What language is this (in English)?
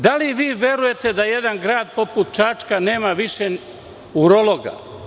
Serbian